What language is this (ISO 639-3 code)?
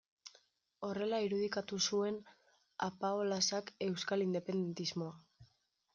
eus